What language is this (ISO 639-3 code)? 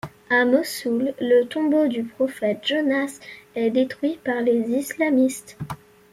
fra